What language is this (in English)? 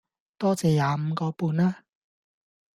Cantonese